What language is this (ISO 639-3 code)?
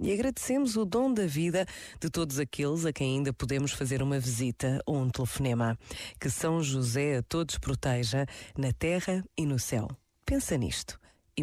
por